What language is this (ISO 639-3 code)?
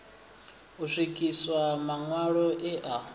ven